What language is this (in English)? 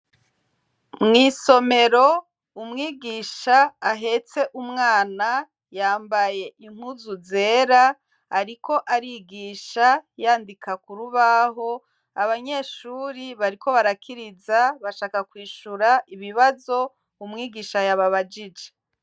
Rundi